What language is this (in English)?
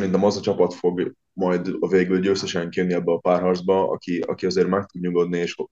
Hungarian